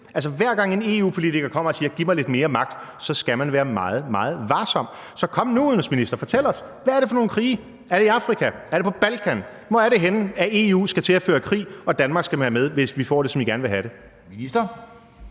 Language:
Danish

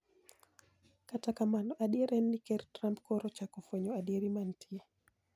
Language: Luo (Kenya and Tanzania)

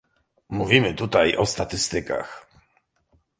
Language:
Polish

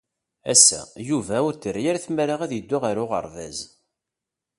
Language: Kabyle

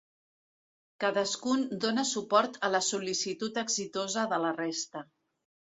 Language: Catalan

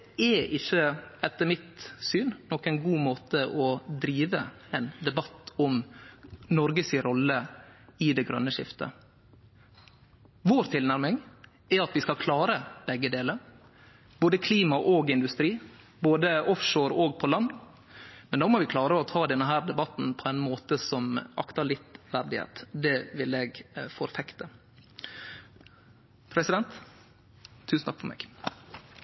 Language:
Norwegian Nynorsk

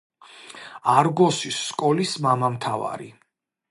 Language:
Georgian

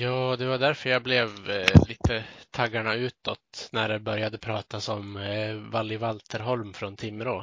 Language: Swedish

